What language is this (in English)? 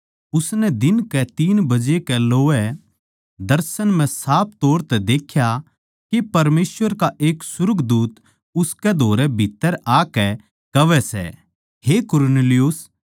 Haryanvi